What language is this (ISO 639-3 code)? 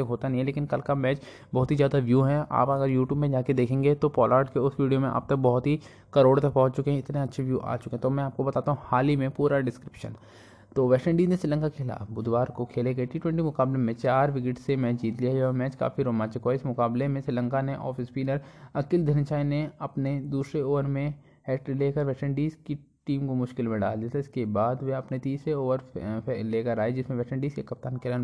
hin